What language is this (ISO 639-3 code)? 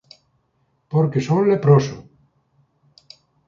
glg